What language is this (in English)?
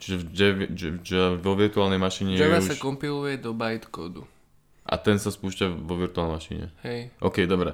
Slovak